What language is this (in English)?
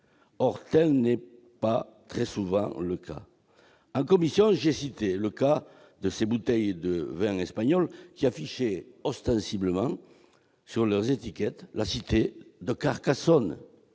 French